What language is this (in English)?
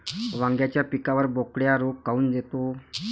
Marathi